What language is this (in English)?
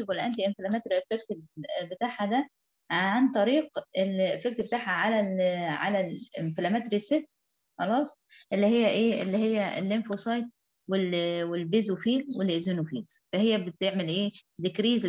Arabic